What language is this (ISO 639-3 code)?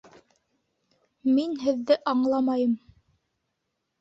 bak